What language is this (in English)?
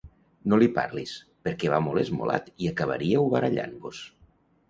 Catalan